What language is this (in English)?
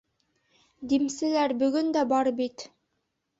Bashkir